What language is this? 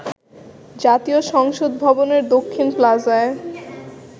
Bangla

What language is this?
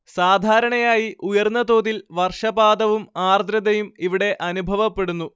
Malayalam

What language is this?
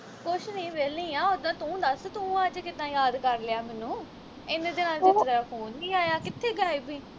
Punjabi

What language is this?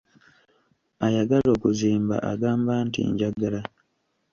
Ganda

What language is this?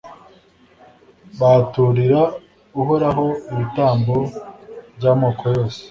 Kinyarwanda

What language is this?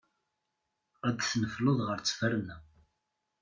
Kabyle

